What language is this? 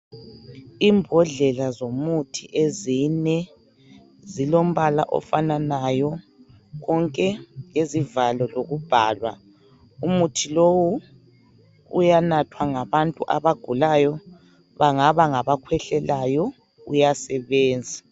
North Ndebele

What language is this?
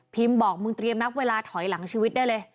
Thai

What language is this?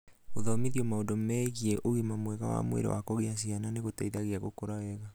Kikuyu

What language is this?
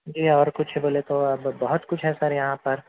Urdu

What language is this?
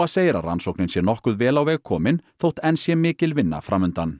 Icelandic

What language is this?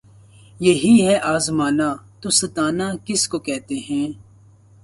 Urdu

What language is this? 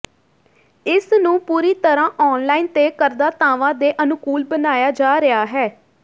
Punjabi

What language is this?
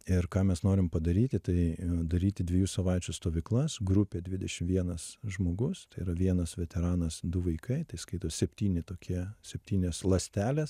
Lithuanian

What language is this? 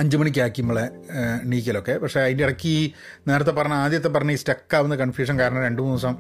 Malayalam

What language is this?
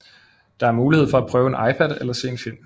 Danish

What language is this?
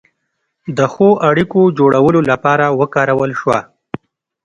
Pashto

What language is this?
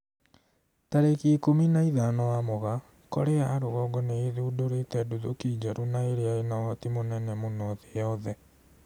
Kikuyu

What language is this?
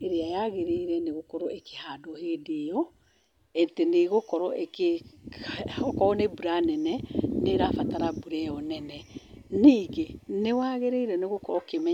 Kikuyu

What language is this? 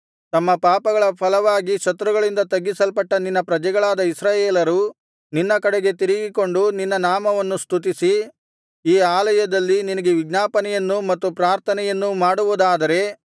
Kannada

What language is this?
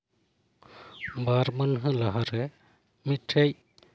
Santali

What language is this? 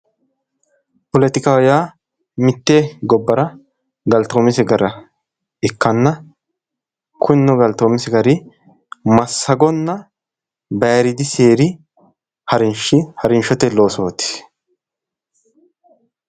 Sidamo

